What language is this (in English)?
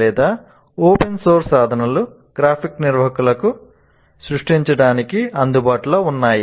Telugu